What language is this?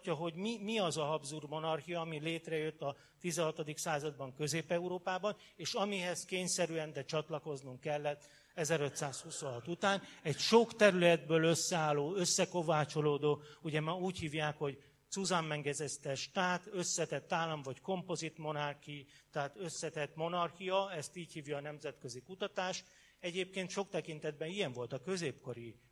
Hungarian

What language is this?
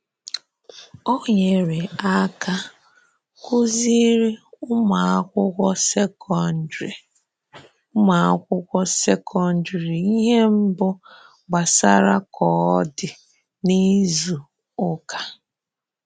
Igbo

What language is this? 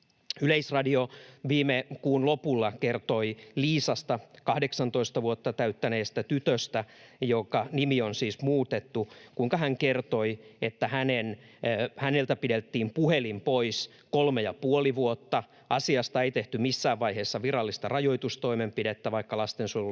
Finnish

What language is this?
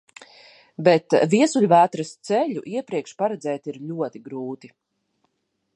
Latvian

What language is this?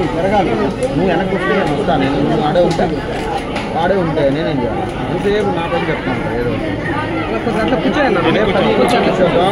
Romanian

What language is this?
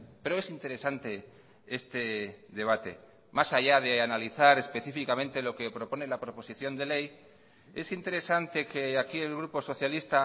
Spanish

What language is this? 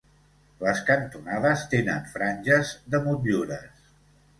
Catalan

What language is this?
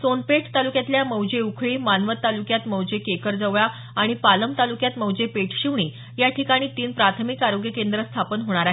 Marathi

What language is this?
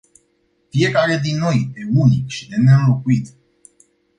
Romanian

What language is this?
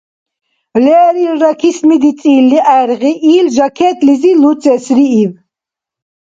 Dargwa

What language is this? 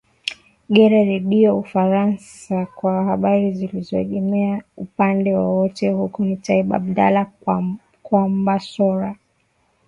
Swahili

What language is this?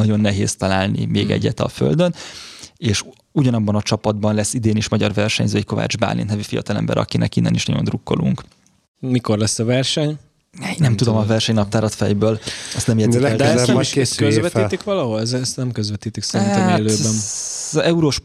Hungarian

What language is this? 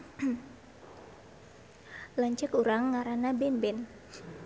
Sundanese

